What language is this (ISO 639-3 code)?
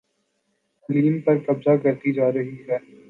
urd